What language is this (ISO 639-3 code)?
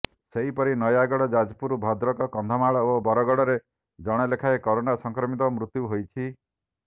ori